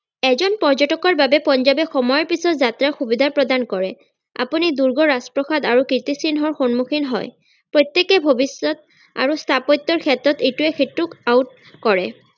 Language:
Assamese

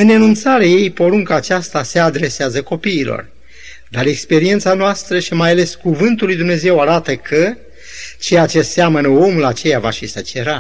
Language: Romanian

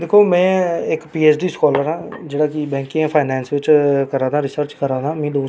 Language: Dogri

